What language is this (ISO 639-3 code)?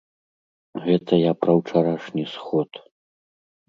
bel